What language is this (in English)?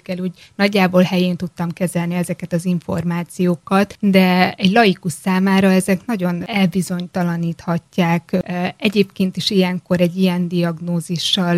Hungarian